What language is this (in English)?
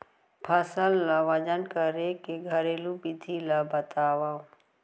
Chhattisgarhi